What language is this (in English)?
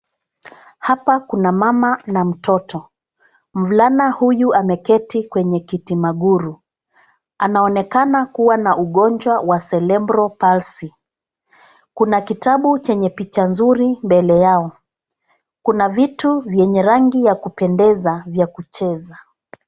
Swahili